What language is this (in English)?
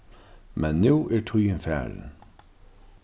Faroese